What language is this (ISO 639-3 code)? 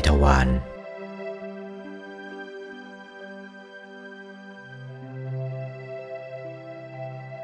tha